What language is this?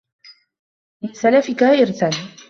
Arabic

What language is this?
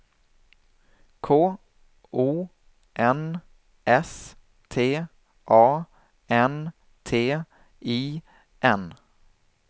Swedish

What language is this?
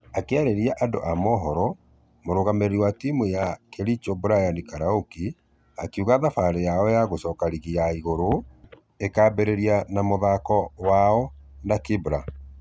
Kikuyu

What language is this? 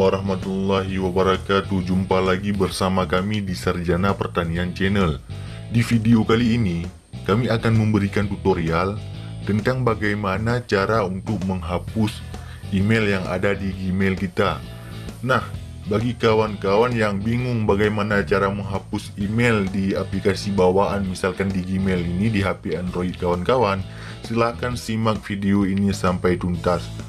Indonesian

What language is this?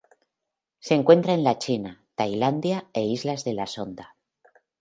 Spanish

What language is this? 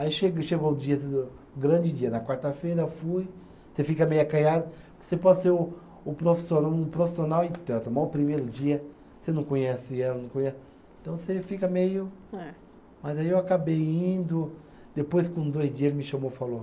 Portuguese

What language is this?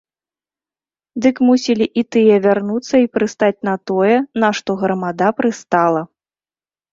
Belarusian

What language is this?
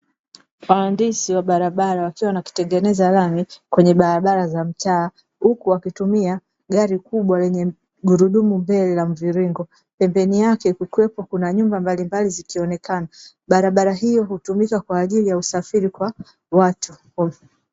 Swahili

